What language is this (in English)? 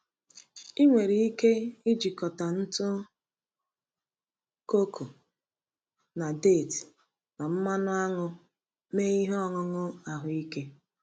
Igbo